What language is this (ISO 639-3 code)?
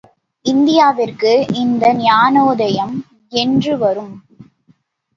tam